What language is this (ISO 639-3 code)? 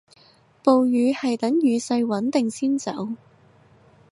yue